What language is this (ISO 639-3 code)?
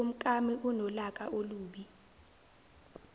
zul